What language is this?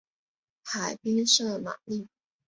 Chinese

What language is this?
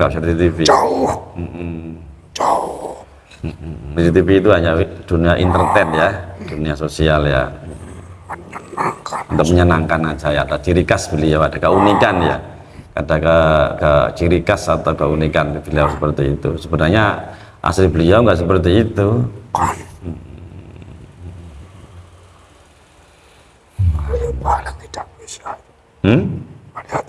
Indonesian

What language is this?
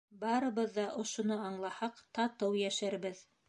Bashkir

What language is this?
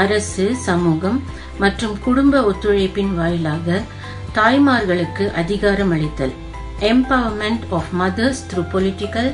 Tamil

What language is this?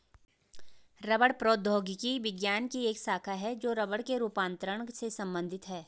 Hindi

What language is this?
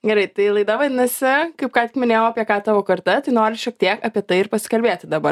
Lithuanian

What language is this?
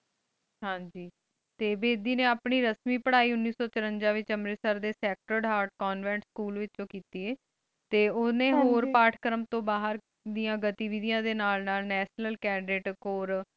Punjabi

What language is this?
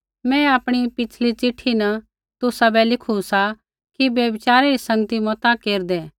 Kullu Pahari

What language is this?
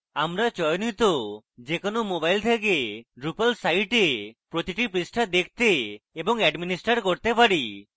Bangla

